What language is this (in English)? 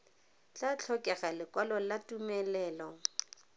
Tswana